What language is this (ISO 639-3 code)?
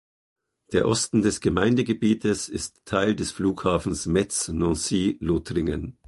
deu